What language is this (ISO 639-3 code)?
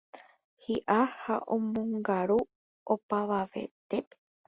grn